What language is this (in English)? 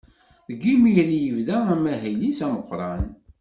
Kabyle